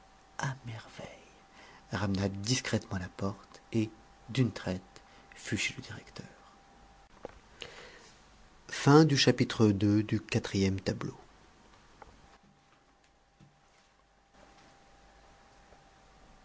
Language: French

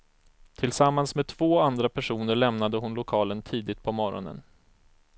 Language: Swedish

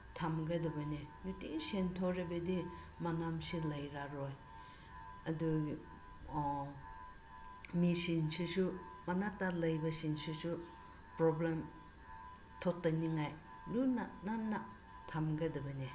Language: Manipuri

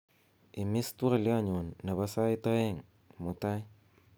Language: Kalenjin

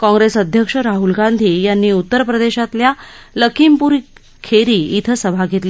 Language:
Marathi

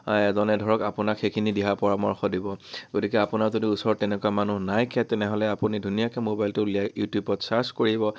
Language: Assamese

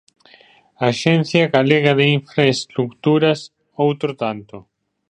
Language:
Galician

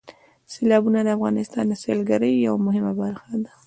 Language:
Pashto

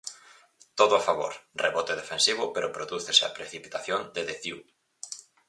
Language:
Galician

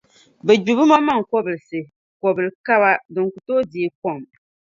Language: Dagbani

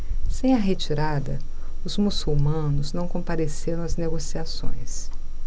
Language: Portuguese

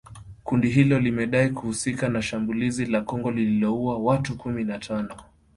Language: Swahili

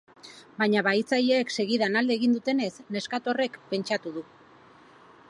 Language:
Basque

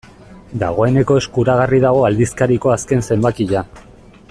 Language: Basque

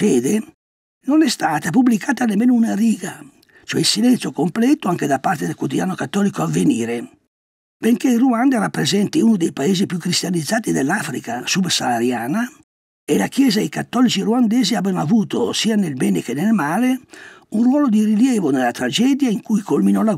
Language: Italian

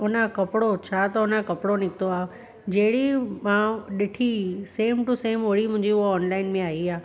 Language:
Sindhi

